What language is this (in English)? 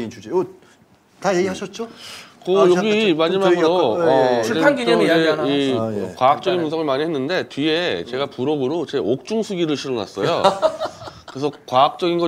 Korean